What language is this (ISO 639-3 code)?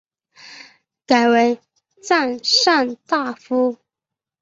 zho